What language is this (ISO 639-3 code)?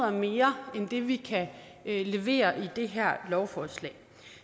dan